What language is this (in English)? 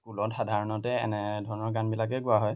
Assamese